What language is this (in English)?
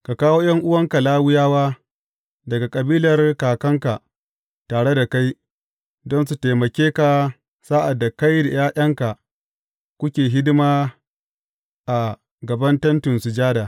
Hausa